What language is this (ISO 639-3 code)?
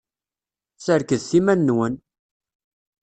kab